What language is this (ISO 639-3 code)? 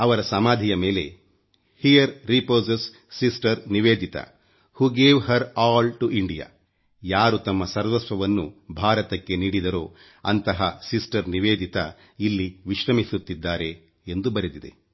kan